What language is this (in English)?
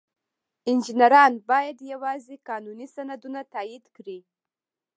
Pashto